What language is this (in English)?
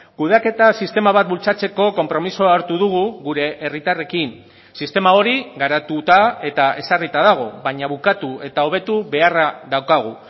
Basque